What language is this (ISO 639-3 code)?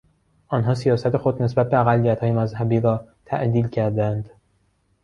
fas